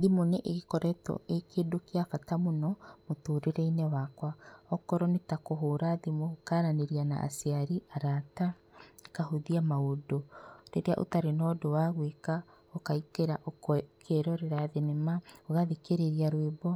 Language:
Kikuyu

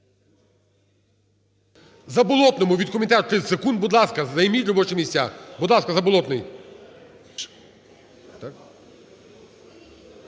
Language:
Ukrainian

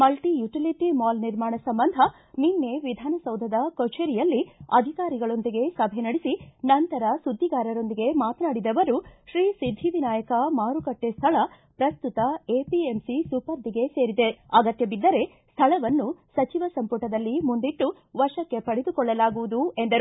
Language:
Kannada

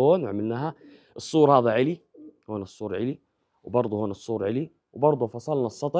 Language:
Arabic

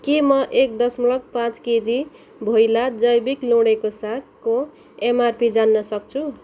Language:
Nepali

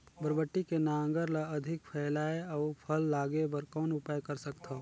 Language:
Chhattisgarhi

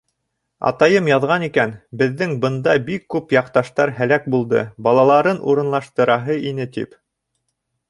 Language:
Bashkir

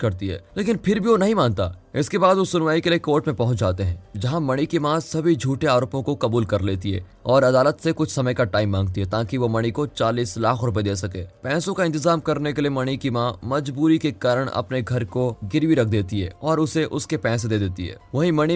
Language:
Hindi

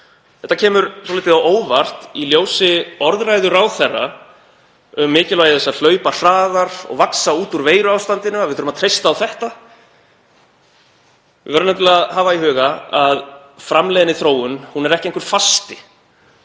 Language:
Icelandic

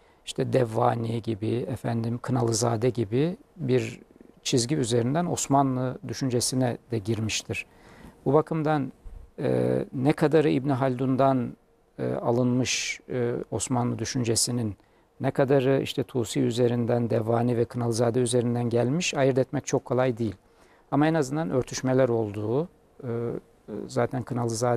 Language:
Turkish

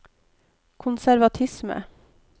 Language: Norwegian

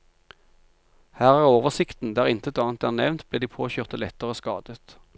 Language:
Norwegian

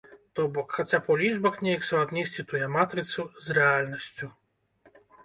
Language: Belarusian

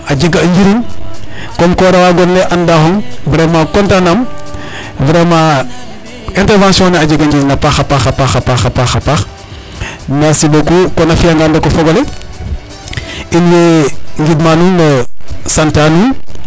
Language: Serer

